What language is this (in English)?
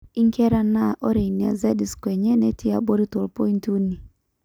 Masai